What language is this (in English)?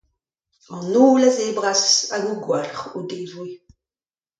Breton